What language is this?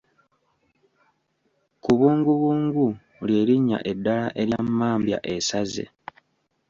Ganda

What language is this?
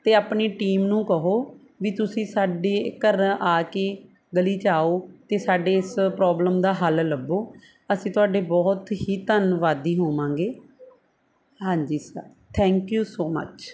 Punjabi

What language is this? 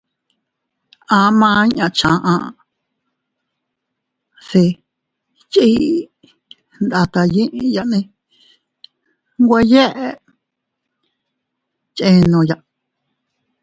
Teutila Cuicatec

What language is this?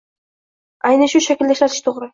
Uzbek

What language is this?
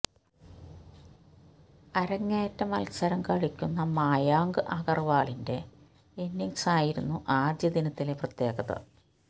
Malayalam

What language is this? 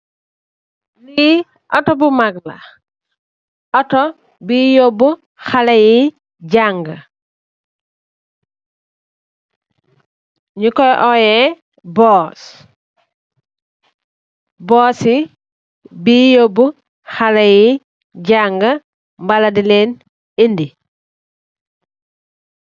Wolof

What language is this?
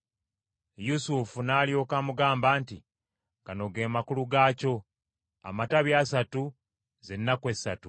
Ganda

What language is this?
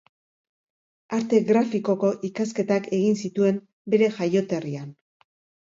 Basque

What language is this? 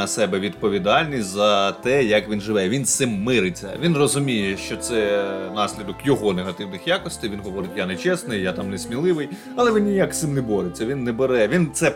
Ukrainian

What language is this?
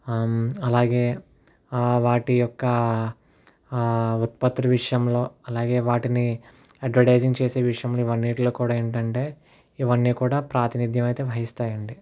Telugu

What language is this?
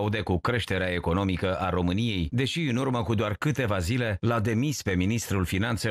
Romanian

